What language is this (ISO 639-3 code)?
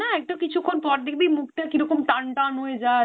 ben